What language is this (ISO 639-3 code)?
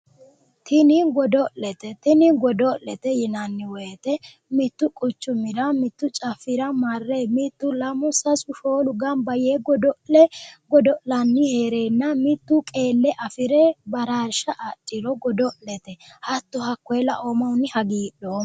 sid